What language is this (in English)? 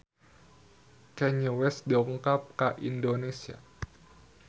Sundanese